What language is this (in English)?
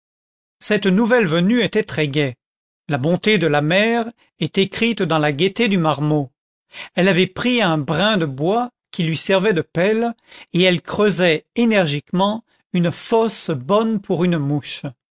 French